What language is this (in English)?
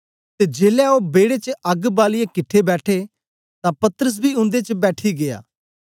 Dogri